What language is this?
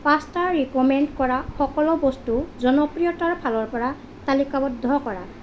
Assamese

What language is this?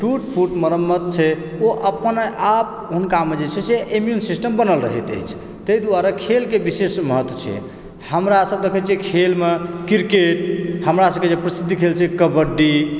Maithili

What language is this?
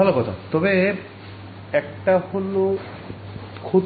Bangla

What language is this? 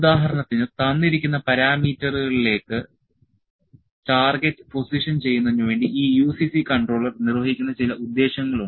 Malayalam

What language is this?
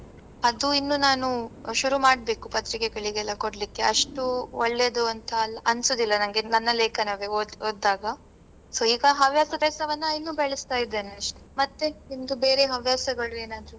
Kannada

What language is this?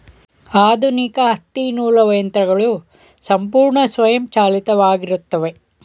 Kannada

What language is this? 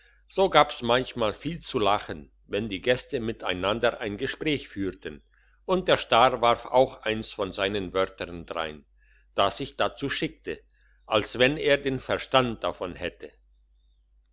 German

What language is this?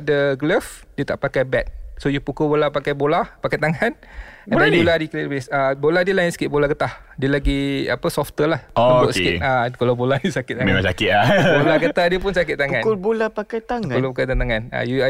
Malay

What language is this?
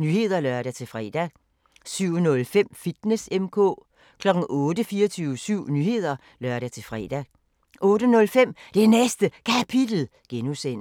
Danish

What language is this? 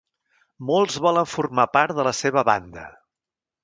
Catalan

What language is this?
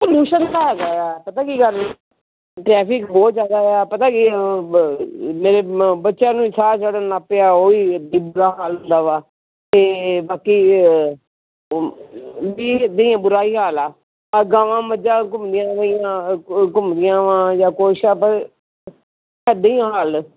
Punjabi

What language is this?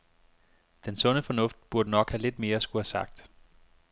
Danish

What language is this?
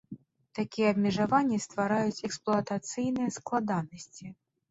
Belarusian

